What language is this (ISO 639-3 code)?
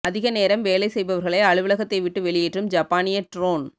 tam